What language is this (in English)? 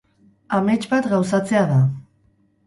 Basque